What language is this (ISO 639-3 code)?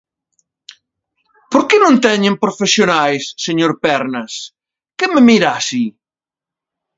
glg